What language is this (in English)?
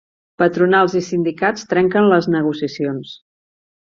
Catalan